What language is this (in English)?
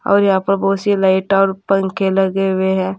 Hindi